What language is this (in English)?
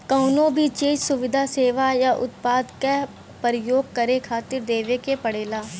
Bhojpuri